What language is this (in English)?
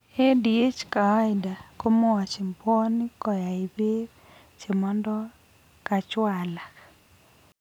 Kalenjin